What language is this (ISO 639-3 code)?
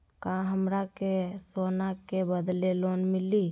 mag